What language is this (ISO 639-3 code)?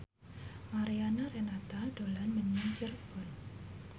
jav